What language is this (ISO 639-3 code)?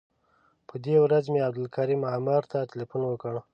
pus